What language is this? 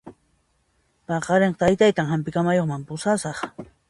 Puno Quechua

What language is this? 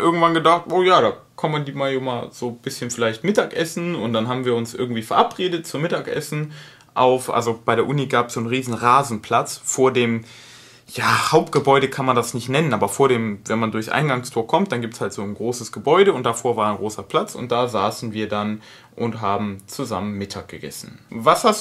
German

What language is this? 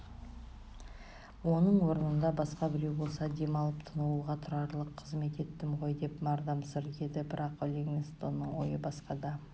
Kazakh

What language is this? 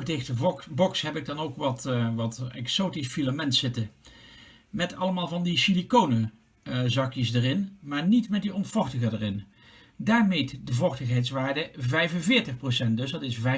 Dutch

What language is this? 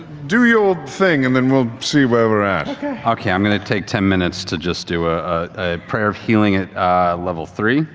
English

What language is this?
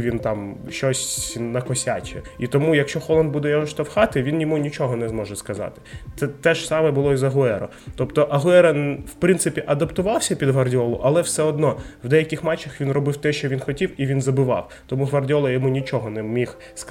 Ukrainian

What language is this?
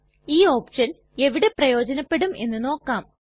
Malayalam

